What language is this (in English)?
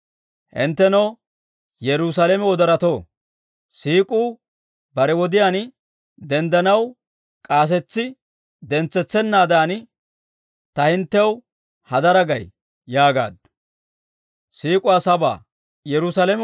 Dawro